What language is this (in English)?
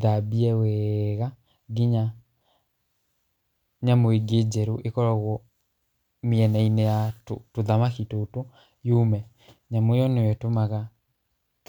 Kikuyu